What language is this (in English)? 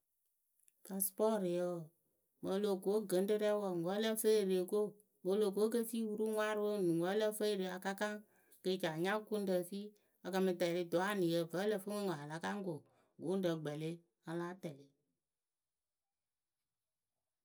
Akebu